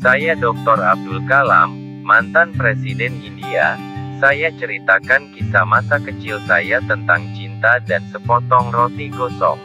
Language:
Indonesian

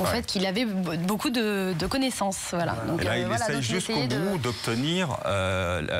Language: French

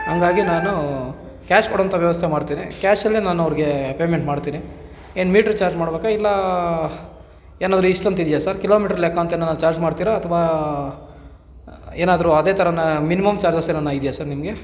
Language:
Kannada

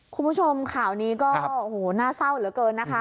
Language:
Thai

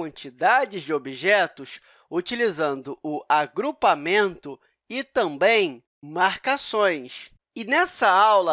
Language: Portuguese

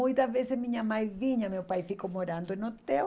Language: Portuguese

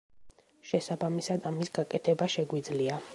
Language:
Georgian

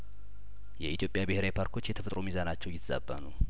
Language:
Amharic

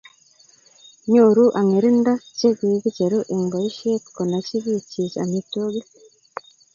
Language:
Kalenjin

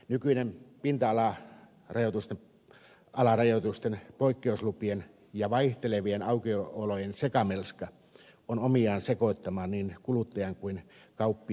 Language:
Finnish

